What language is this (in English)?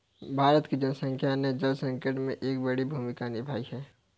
Hindi